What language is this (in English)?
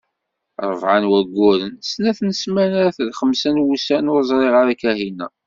Kabyle